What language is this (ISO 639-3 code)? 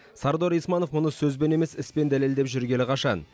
kaz